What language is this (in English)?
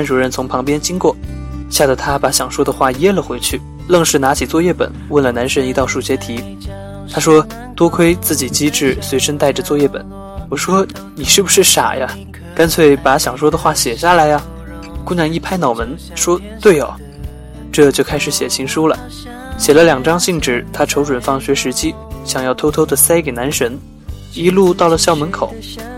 Chinese